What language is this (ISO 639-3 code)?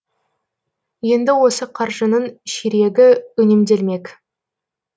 kaz